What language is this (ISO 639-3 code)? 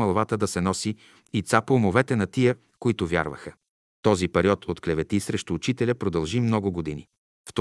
bul